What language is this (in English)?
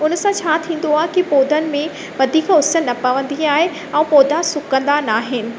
Sindhi